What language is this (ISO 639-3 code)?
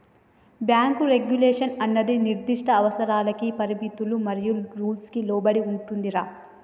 tel